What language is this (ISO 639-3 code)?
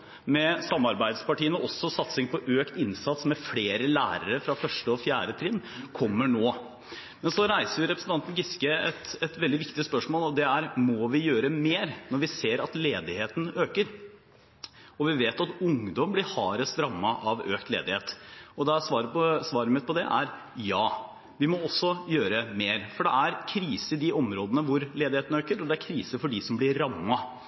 nob